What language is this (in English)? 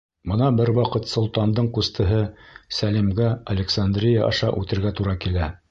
Bashkir